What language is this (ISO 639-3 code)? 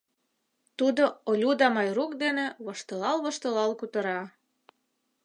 chm